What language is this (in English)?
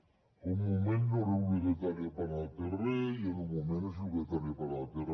Catalan